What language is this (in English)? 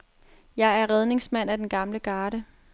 Danish